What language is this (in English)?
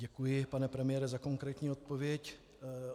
Czech